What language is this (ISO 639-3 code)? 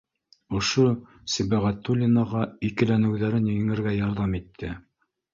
bak